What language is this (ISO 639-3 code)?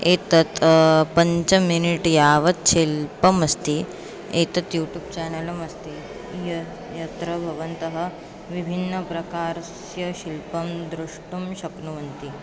san